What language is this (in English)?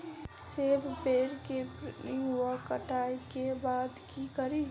Maithili